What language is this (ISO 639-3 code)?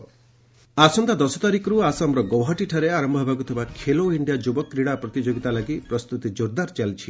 ori